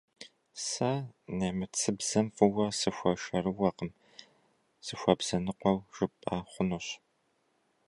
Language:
Kabardian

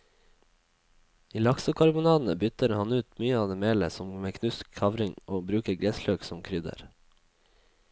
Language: Norwegian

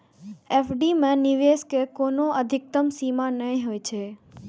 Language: Maithili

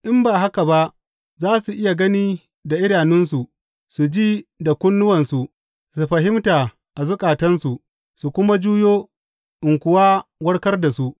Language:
Hausa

